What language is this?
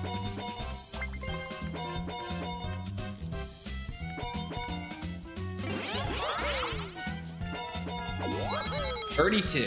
English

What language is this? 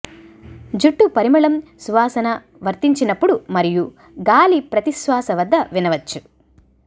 Telugu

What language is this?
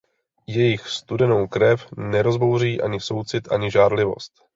Czech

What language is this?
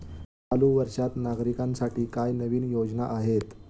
Marathi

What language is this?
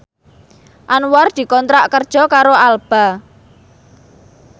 Javanese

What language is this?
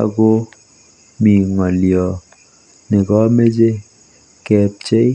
Kalenjin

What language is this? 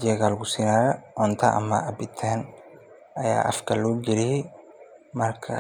Somali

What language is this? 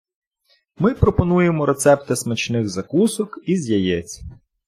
Ukrainian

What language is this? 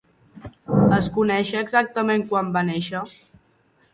Catalan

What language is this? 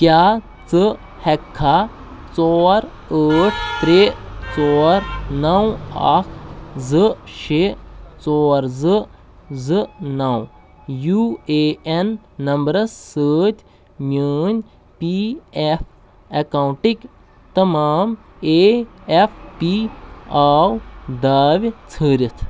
Kashmiri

